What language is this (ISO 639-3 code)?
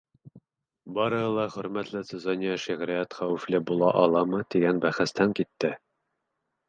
bak